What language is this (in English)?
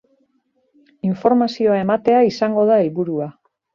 Basque